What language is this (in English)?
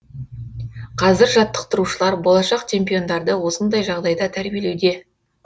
Kazakh